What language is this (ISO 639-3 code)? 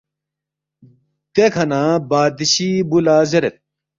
bft